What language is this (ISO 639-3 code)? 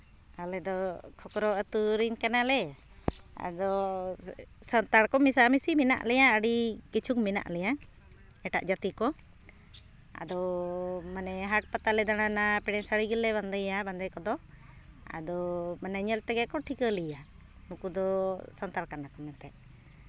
sat